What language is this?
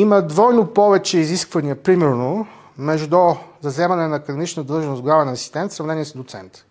Bulgarian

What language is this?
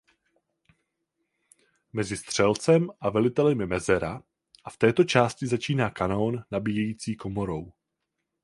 Czech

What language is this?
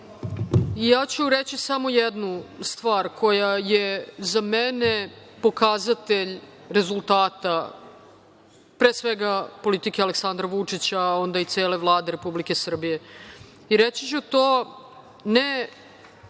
Serbian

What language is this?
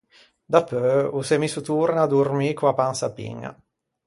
Ligurian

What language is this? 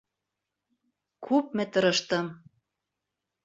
Bashkir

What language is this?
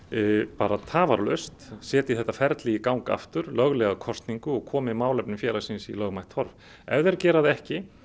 Icelandic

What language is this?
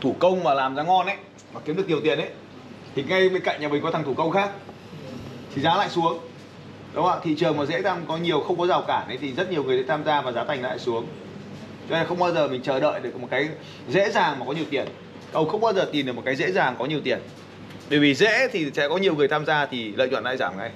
Vietnamese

